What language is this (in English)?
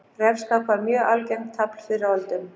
Icelandic